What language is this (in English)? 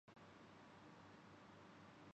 Urdu